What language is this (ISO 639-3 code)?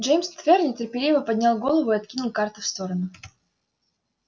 rus